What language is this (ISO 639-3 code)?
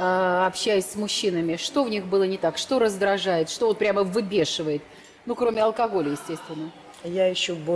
rus